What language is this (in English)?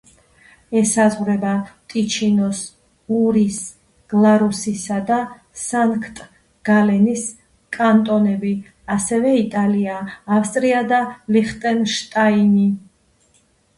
Georgian